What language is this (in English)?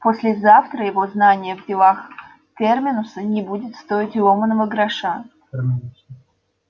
Russian